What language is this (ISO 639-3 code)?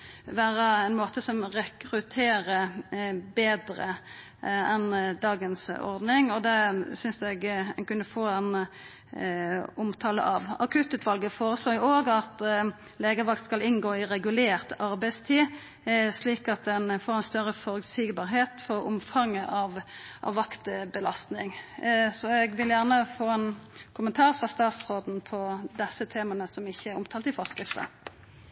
nno